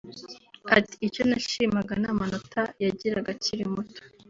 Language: Kinyarwanda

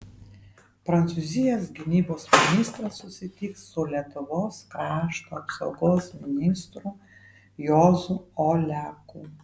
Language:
Lithuanian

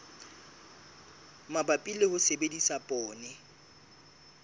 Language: Southern Sotho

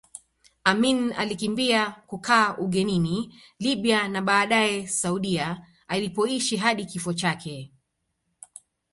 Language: Swahili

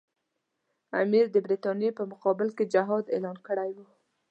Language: Pashto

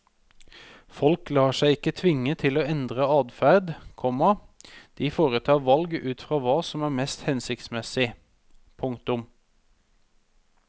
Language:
Norwegian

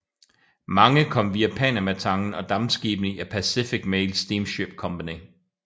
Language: Danish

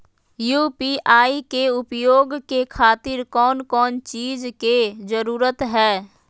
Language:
Magahi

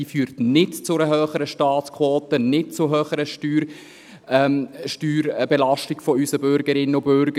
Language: Swiss German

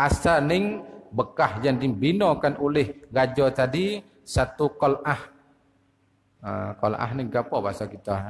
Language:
Malay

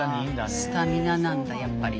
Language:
Japanese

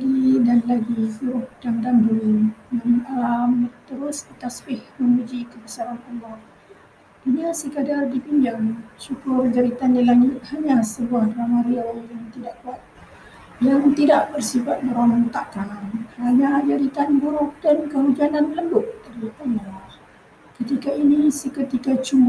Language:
Malay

